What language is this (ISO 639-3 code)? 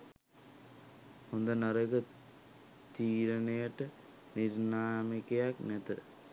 sin